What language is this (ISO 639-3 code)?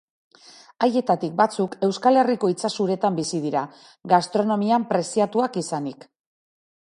eus